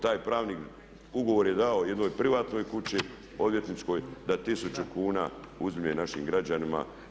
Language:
Croatian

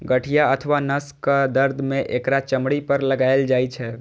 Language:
Maithili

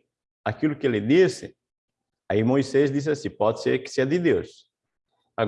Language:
Portuguese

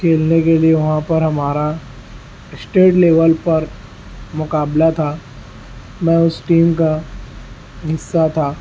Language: Urdu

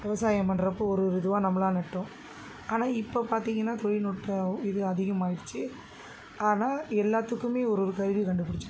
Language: Tamil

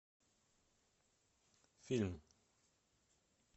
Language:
Russian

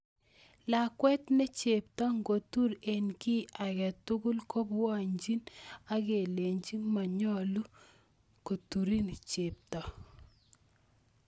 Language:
Kalenjin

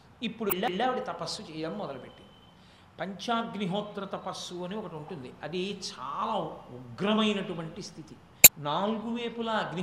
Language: Telugu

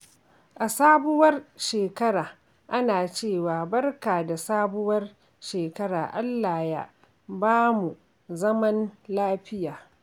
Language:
Hausa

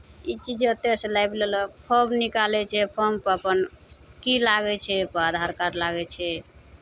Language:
Maithili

